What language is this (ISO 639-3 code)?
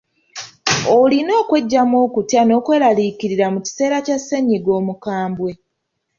lug